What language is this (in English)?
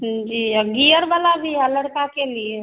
Hindi